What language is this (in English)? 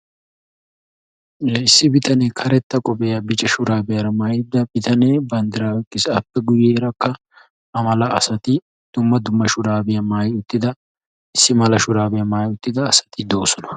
Wolaytta